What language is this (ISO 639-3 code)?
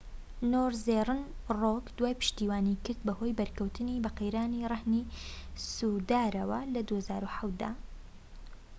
ckb